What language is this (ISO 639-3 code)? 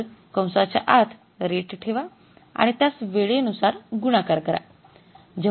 mar